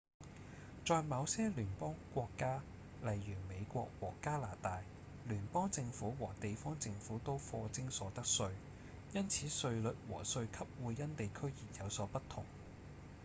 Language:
Cantonese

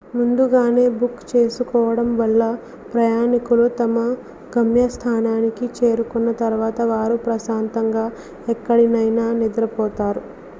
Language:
Telugu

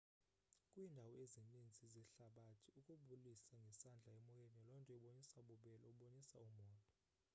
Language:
Xhosa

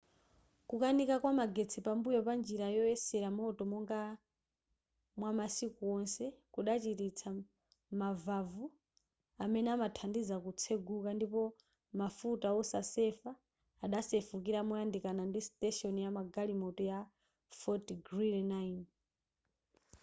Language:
Nyanja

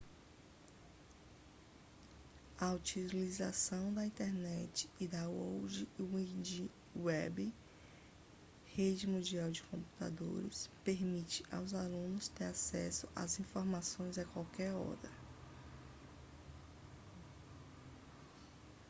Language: Portuguese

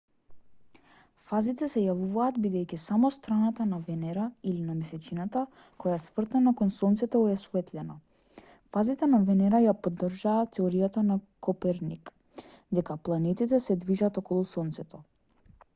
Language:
Macedonian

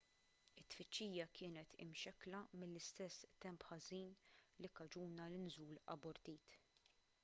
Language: Maltese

